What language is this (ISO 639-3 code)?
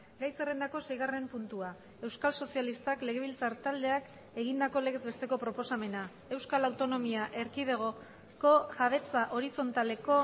eus